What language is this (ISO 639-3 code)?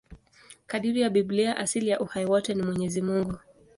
swa